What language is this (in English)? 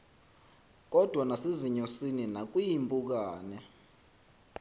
Xhosa